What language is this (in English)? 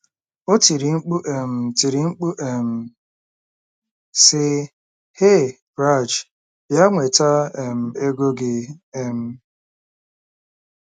Igbo